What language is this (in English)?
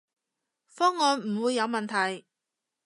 Cantonese